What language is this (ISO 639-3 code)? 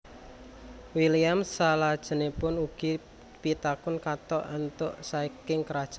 jav